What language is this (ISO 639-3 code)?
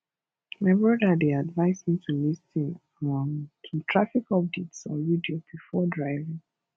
pcm